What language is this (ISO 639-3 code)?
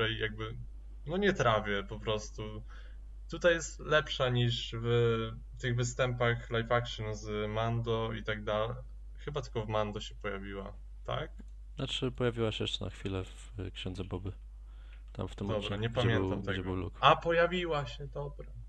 pol